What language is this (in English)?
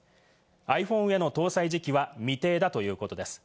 Japanese